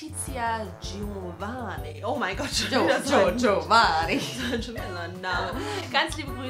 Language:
German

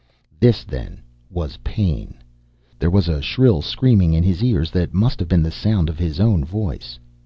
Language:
English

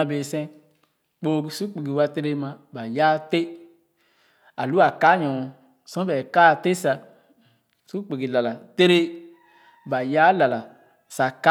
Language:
Khana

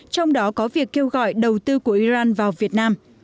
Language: Vietnamese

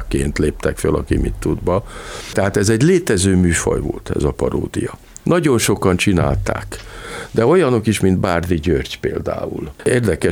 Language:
Hungarian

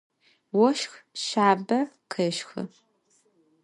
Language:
Adyghe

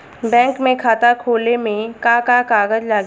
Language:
Bhojpuri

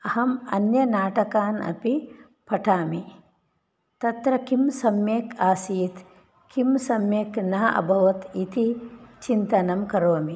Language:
Sanskrit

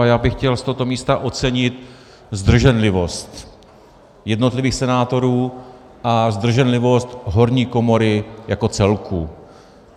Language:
Czech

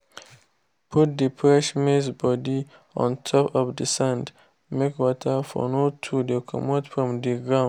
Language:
Nigerian Pidgin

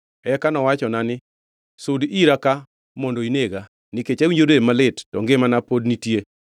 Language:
Luo (Kenya and Tanzania)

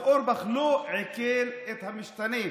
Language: Hebrew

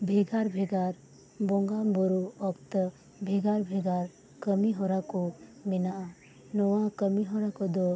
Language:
Santali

